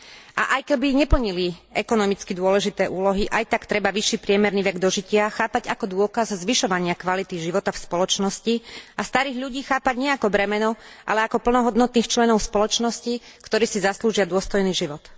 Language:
Slovak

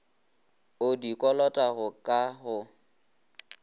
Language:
Northern Sotho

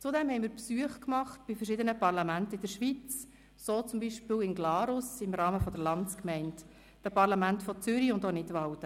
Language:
Swiss German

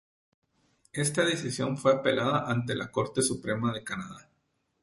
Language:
Spanish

